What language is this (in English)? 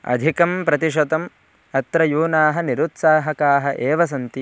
Sanskrit